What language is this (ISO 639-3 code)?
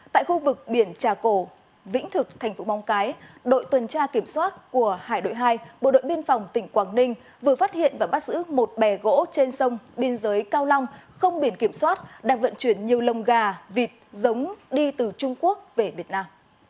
vie